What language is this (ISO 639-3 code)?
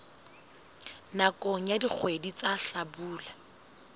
sot